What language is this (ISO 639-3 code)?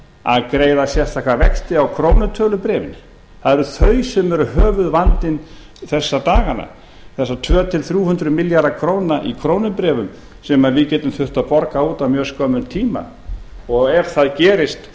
isl